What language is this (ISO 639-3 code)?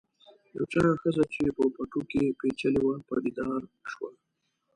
pus